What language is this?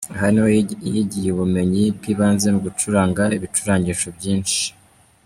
Kinyarwanda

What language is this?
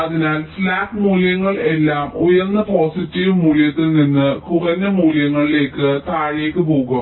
Malayalam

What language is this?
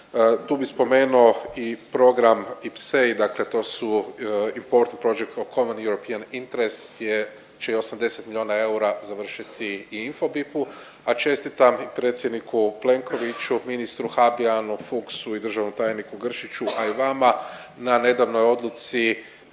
Croatian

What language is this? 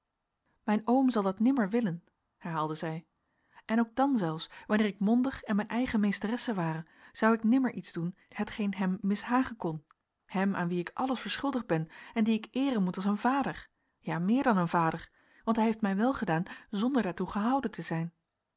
Dutch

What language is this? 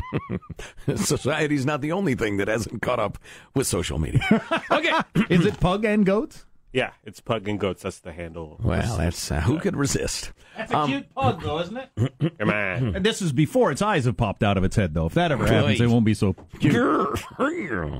English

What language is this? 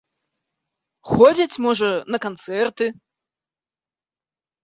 Belarusian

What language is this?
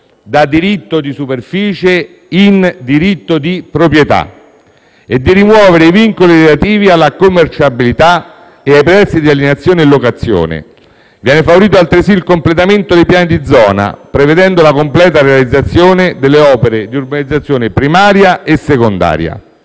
Italian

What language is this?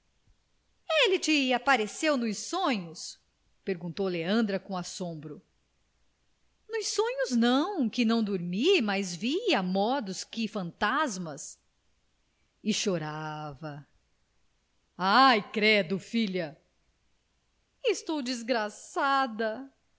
Portuguese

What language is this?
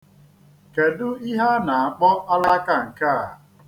Igbo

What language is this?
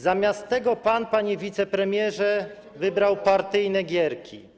Polish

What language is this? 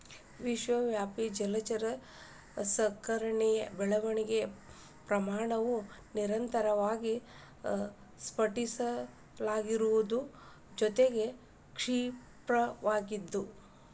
Kannada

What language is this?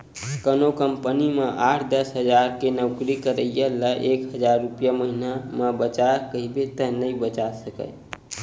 Chhattisgarhi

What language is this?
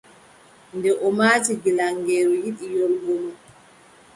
Adamawa Fulfulde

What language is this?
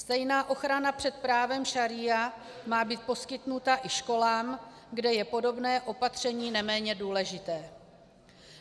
Czech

